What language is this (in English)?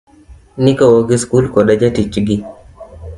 Luo (Kenya and Tanzania)